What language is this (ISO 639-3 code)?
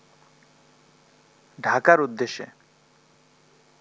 ben